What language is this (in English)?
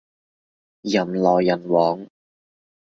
Cantonese